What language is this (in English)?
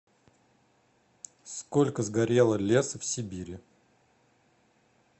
Russian